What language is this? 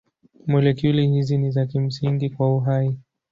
Swahili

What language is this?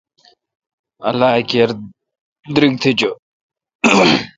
Kalkoti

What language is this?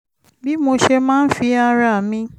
Yoruba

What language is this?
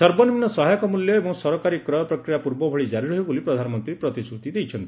Odia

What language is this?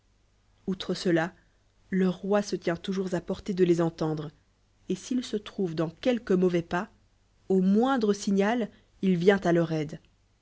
French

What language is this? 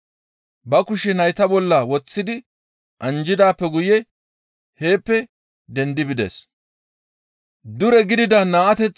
Gamo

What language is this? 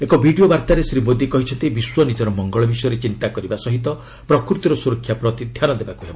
Odia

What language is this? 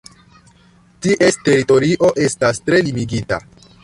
Esperanto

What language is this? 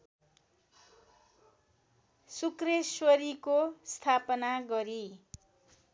Nepali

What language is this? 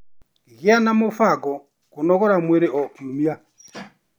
Kikuyu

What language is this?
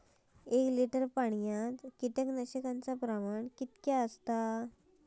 Marathi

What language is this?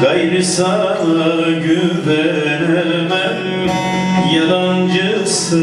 Turkish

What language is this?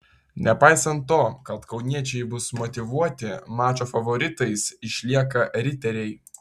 Lithuanian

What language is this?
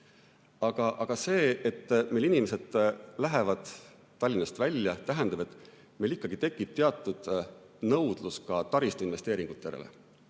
Estonian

